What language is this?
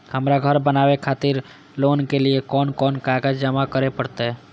Maithili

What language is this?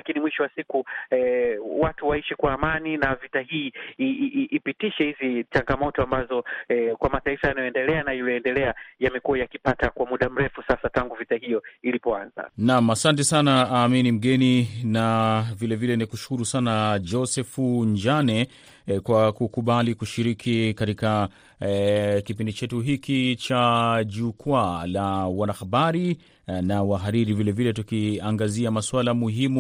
Swahili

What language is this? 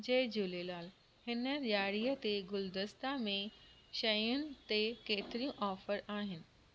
Sindhi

